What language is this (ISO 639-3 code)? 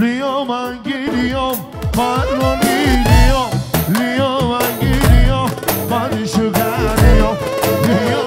tur